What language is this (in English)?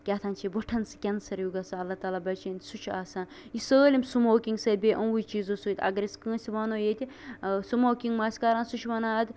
Kashmiri